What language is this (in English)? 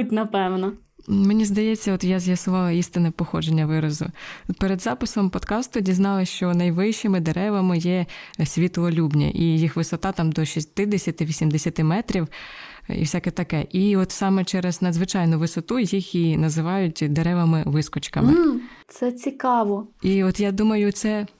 Ukrainian